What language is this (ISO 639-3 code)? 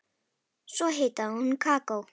isl